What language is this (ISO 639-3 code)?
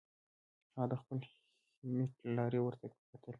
pus